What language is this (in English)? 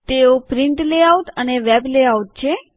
Gujarati